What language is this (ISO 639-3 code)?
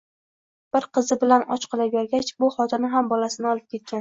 uzb